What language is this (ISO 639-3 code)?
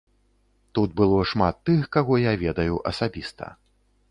bel